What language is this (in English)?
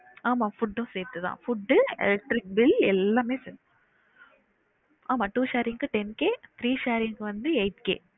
Tamil